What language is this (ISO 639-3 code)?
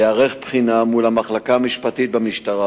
heb